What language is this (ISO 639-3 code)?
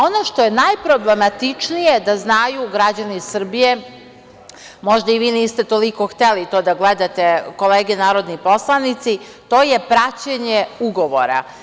srp